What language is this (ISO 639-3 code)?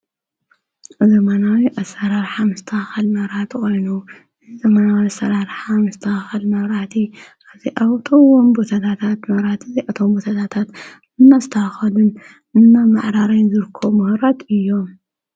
tir